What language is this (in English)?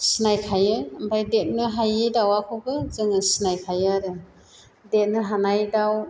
Bodo